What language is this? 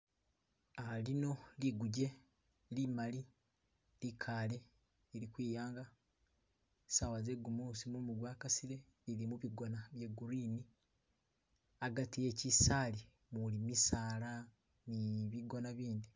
Masaaba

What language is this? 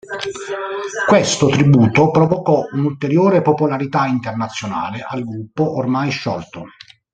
Italian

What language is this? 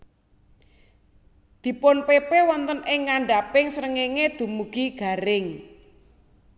Javanese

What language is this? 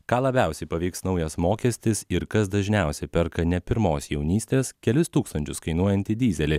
Lithuanian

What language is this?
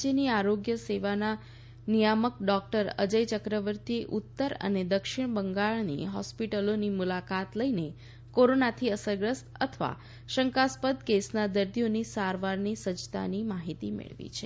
Gujarati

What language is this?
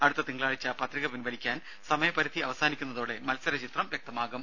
Malayalam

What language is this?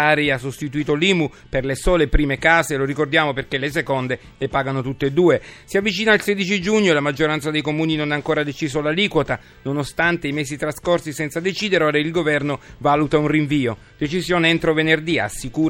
Italian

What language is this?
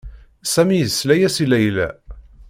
Kabyle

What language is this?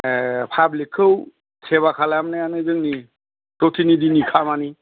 Bodo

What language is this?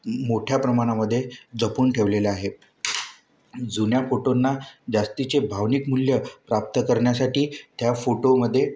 Marathi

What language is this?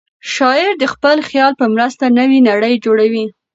Pashto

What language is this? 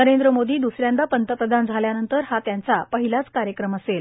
Marathi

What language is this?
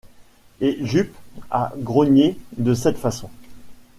French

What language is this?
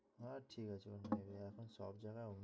Bangla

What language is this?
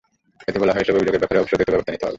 Bangla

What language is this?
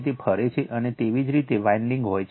Gujarati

